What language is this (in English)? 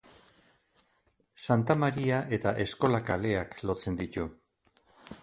Basque